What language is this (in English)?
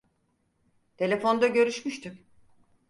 Turkish